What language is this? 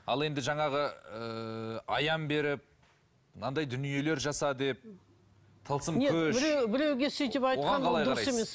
Kazakh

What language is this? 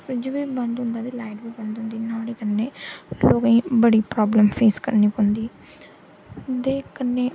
Dogri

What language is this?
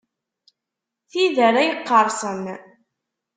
Kabyle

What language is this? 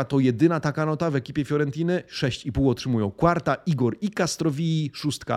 Polish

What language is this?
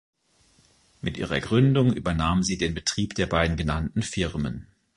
German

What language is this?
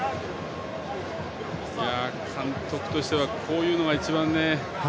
Japanese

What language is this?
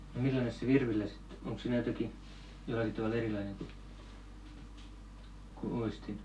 Finnish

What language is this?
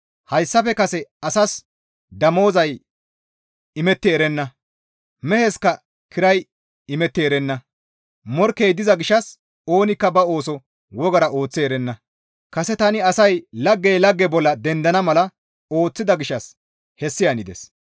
Gamo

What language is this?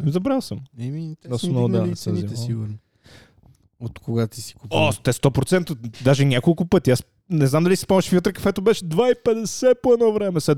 Bulgarian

